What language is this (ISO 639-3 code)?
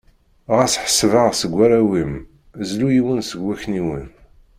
kab